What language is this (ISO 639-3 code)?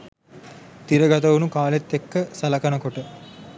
sin